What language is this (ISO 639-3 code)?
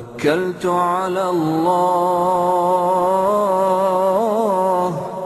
ara